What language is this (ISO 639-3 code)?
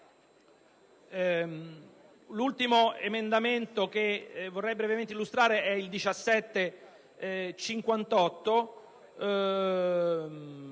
ita